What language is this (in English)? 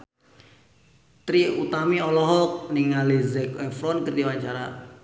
Sundanese